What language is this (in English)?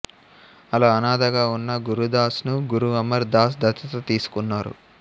Telugu